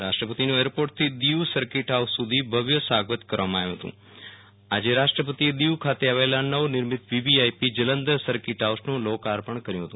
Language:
Gujarati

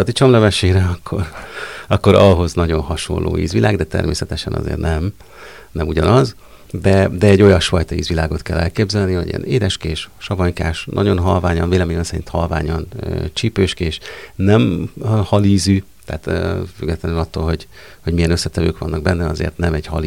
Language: Hungarian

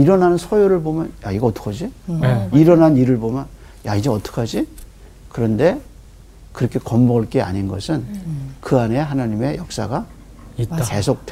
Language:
Korean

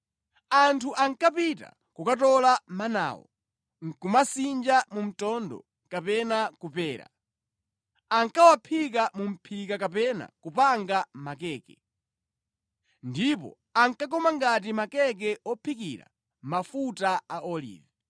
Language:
Nyanja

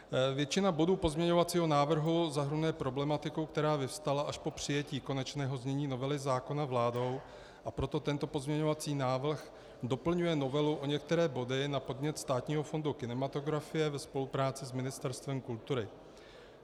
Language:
Czech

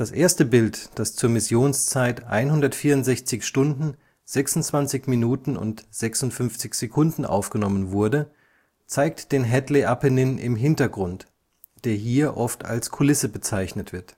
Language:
German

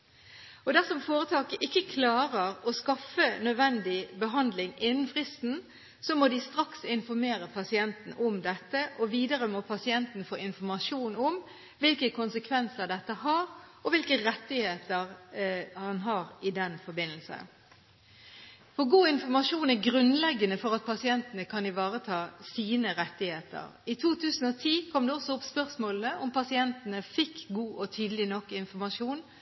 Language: Norwegian Bokmål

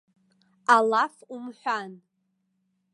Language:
Abkhazian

